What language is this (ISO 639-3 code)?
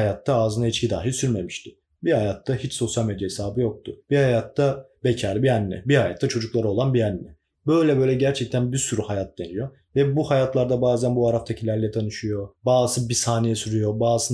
tur